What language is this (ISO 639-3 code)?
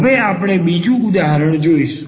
guj